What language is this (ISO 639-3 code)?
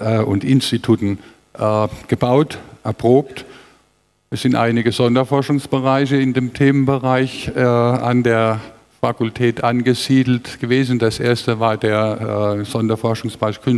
deu